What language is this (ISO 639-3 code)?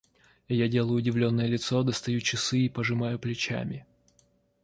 rus